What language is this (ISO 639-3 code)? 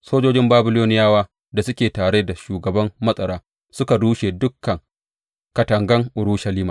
hau